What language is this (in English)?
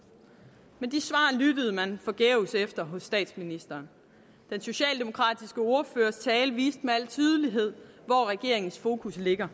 Danish